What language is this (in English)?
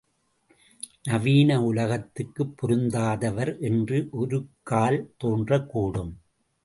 Tamil